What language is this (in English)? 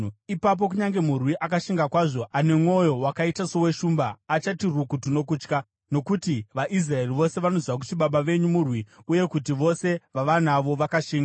Shona